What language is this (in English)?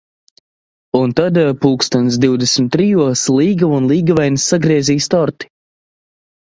Latvian